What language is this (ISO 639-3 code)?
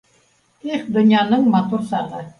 bak